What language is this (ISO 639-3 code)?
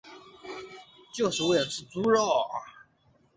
zho